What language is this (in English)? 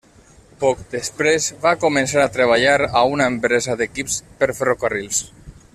Catalan